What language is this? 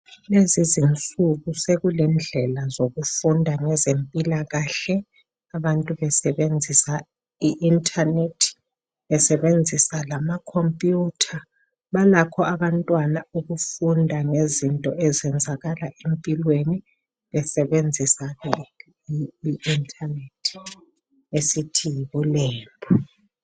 North Ndebele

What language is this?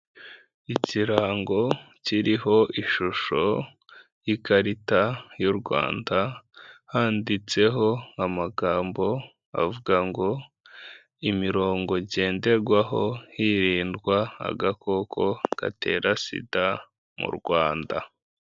Kinyarwanda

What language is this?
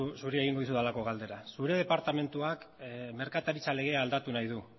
Basque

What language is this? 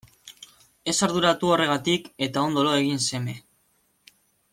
Basque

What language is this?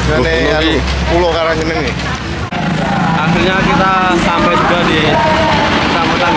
Indonesian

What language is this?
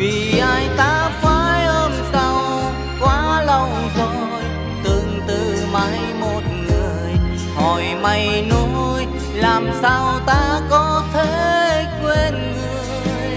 Vietnamese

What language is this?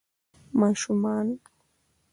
Pashto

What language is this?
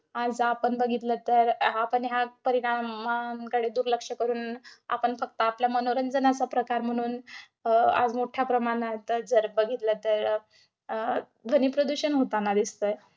Marathi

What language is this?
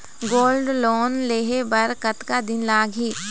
Chhattisgarhi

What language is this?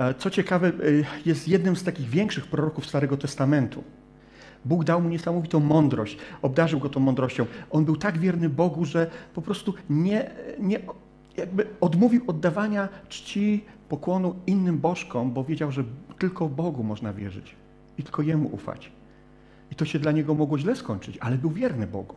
Polish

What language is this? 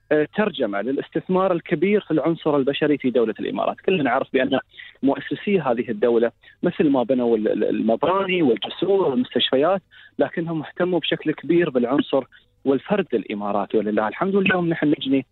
Arabic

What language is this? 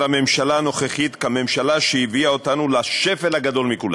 Hebrew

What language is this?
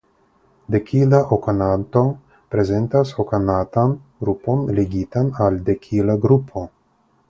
Esperanto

